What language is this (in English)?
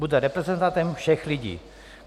Czech